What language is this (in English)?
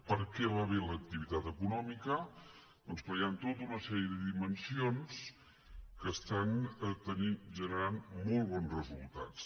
Catalan